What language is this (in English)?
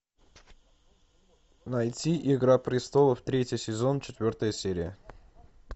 Russian